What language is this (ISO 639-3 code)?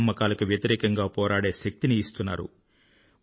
tel